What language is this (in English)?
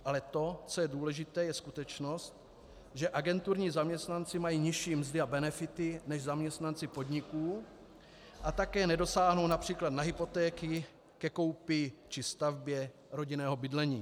Czech